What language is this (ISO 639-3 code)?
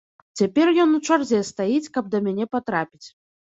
bel